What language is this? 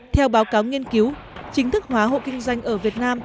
Vietnamese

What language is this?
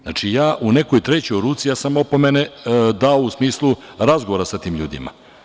Serbian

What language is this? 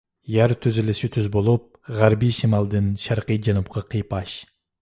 Uyghur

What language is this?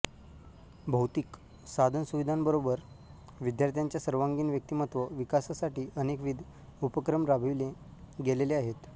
Marathi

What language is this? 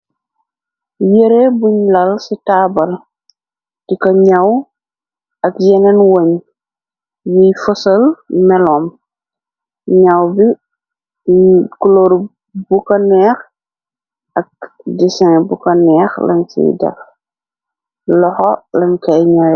Wolof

